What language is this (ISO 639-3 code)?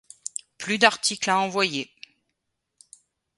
fra